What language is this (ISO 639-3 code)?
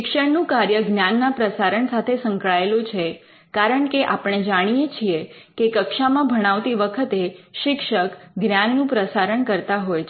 guj